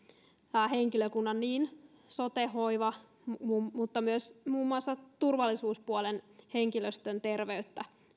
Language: Finnish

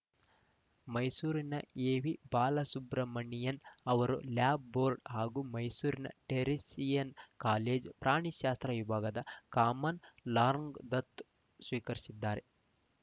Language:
Kannada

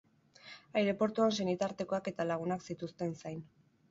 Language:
Basque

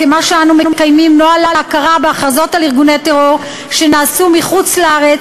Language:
Hebrew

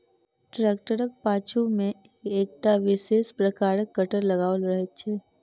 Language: Maithili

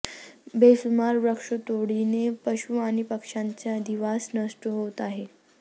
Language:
Marathi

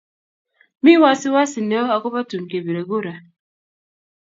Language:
Kalenjin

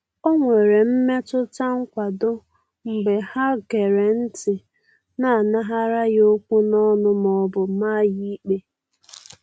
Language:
Igbo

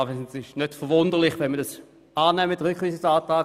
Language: Swiss German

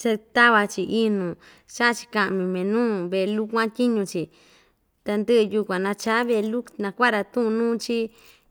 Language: Ixtayutla Mixtec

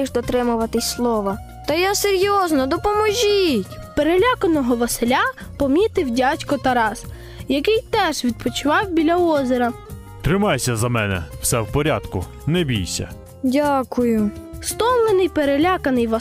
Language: Ukrainian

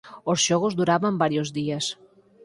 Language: Galician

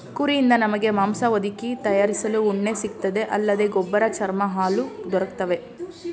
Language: Kannada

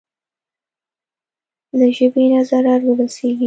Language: Pashto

